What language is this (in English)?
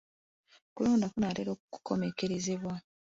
Ganda